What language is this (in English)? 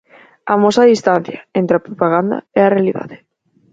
Galician